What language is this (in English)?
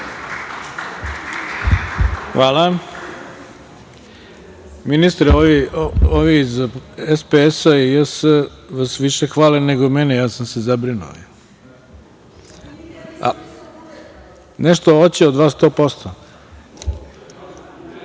Serbian